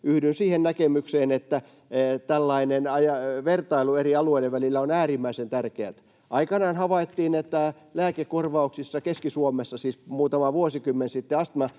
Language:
Finnish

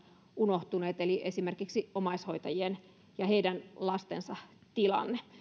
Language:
Finnish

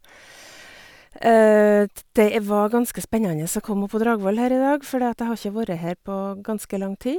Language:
Norwegian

